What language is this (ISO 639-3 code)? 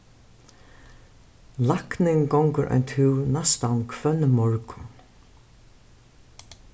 fao